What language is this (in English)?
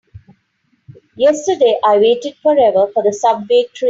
English